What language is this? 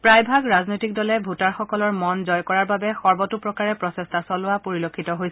Assamese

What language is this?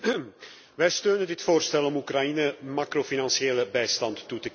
Dutch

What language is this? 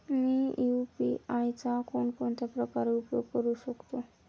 Marathi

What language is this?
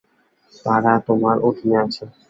Bangla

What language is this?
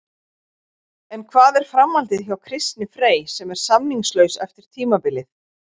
Icelandic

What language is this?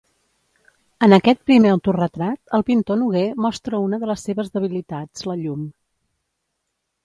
Catalan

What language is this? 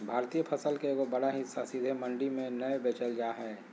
Magahi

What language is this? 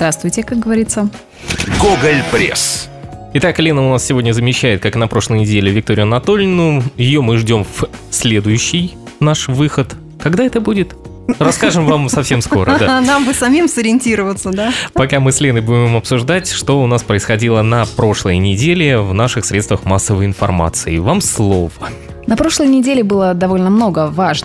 Russian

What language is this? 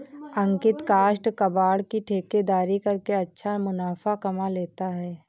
Hindi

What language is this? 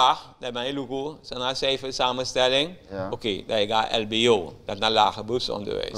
Dutch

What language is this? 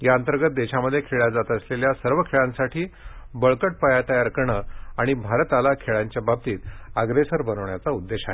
Marathi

